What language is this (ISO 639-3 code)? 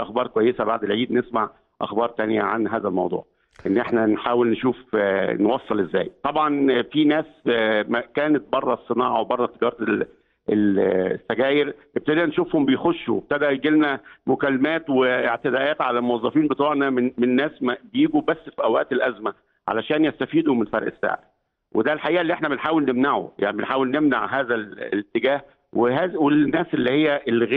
ara